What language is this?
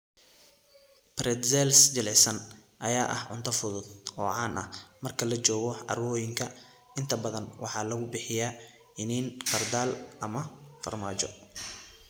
Somali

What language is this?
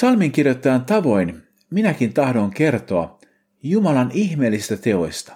Finnish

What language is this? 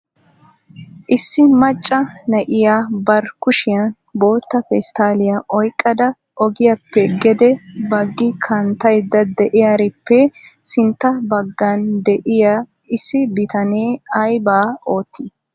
Wolaytta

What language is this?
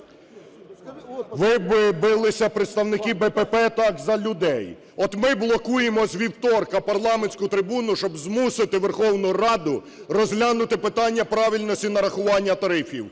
Ukrainian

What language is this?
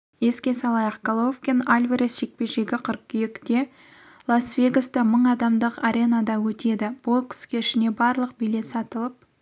Kazakh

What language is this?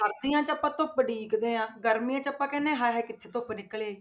Punjabi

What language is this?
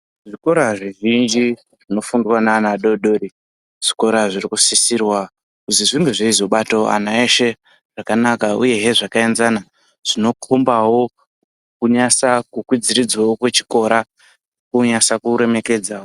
Ndau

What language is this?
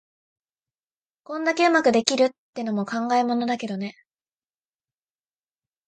Japanese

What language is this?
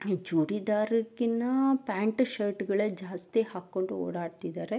Kannada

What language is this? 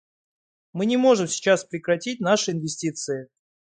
Russian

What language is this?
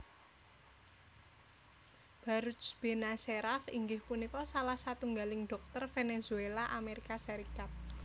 Javanese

